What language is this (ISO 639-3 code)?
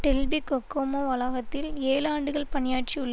tam